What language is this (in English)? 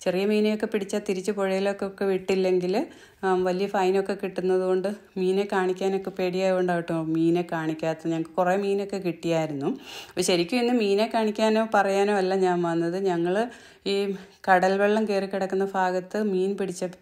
Malayalam